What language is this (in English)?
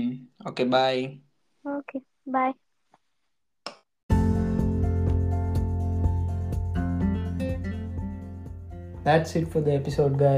Telugu